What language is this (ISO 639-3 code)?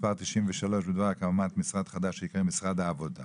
heb